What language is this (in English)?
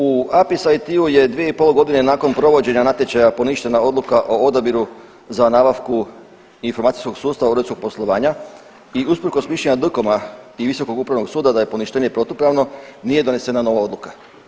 Croatian